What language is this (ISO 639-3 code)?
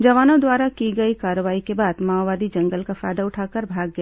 hin